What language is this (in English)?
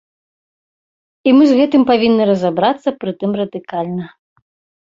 Belarusian